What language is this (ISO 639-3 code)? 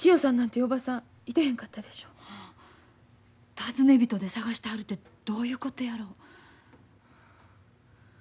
jpn